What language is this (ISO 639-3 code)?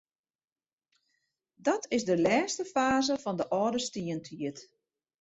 fry